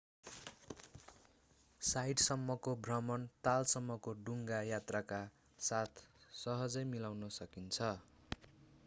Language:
Nepali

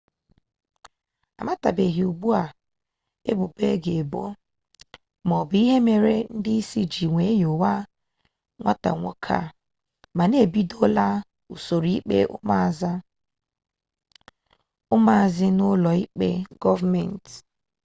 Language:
Igbo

